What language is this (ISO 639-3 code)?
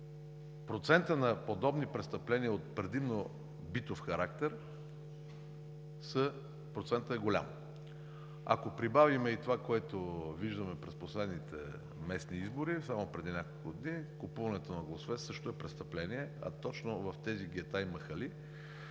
bul